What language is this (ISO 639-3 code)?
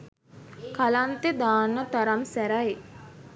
sin